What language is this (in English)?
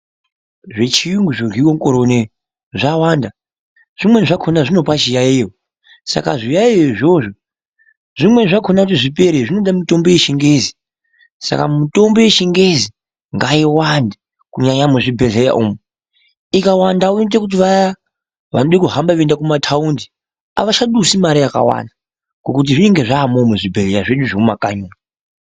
Ndau